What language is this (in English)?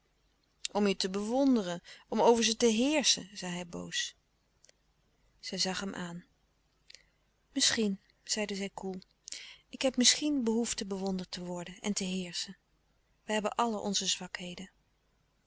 Dutch